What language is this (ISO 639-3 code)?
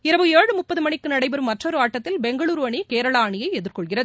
tam